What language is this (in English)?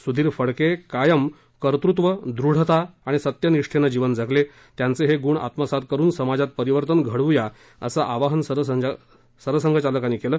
Marathi